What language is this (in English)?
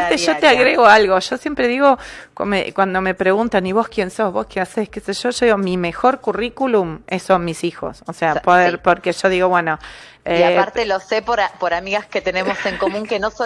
Spanish